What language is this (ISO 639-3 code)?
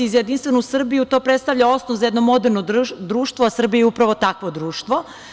srp